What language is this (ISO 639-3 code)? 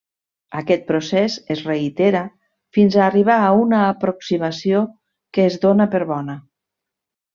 cat